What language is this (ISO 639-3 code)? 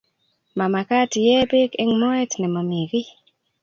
kln